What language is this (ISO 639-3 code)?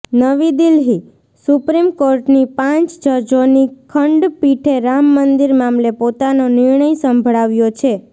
guj